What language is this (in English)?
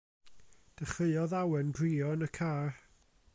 Welsh